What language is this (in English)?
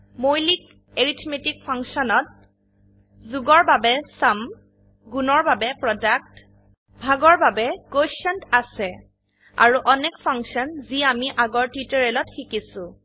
Assamese